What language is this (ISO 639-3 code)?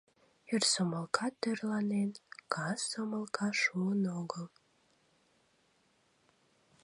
chm